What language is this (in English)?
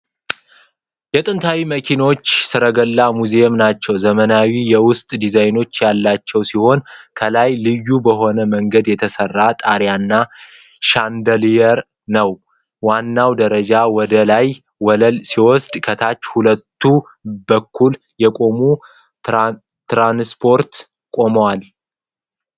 Amharic